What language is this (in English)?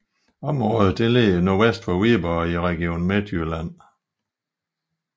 Danish